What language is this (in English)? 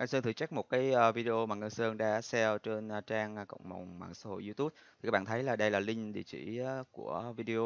Vietnamese